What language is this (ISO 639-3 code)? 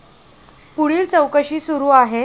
mar